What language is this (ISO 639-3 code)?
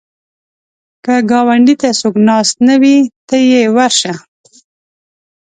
pus